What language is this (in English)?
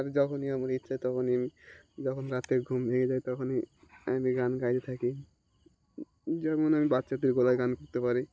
Bangla